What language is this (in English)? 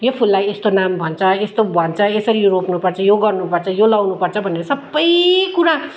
Nepali